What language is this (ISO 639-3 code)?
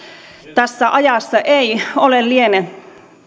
fin